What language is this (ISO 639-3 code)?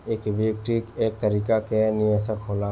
bho